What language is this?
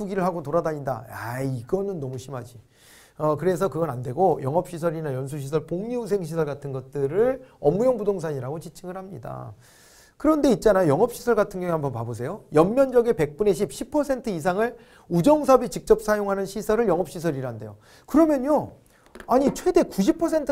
Korean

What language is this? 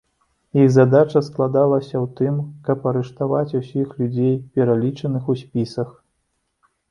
Belarusian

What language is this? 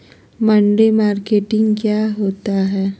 Magahi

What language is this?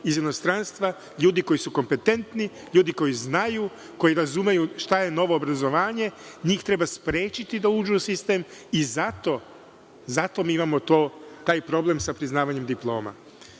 Serbian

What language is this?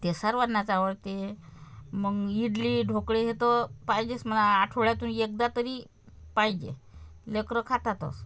Marathi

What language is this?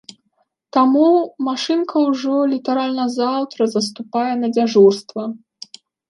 Belarusian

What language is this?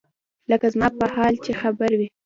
Pashto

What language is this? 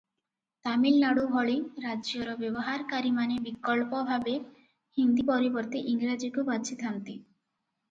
Odia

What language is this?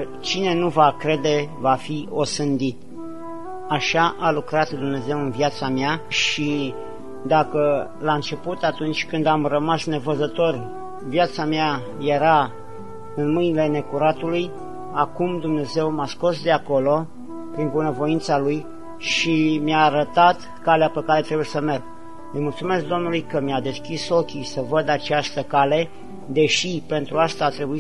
Romanian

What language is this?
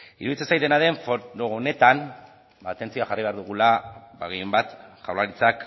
Basque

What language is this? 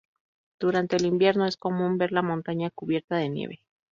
Spanish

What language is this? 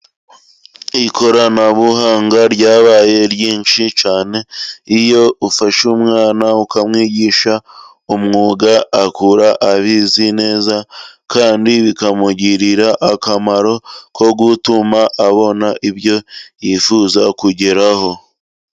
Kinyarwanda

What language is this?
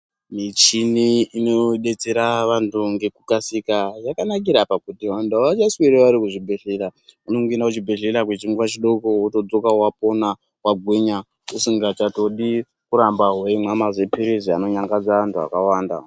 Ndau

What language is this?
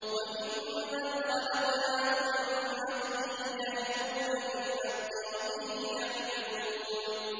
Arabic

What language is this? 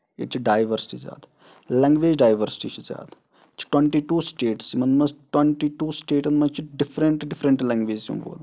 Kashmiri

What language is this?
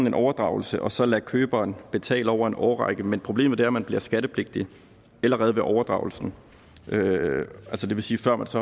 Danish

